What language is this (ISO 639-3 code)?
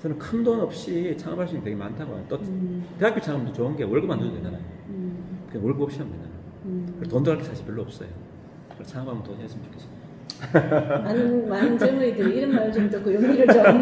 kor